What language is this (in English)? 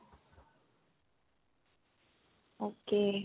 Punjabi